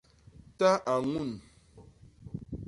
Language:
Basaa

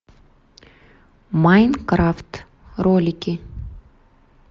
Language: Russian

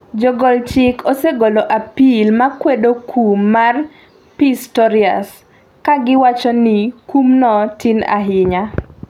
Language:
Luo (Kenya and Tanzania)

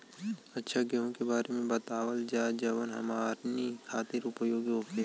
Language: Bhojpuri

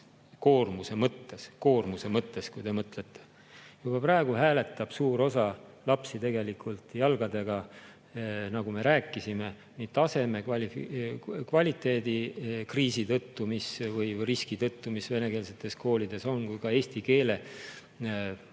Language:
Estonian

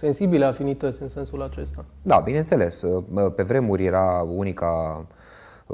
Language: Romanian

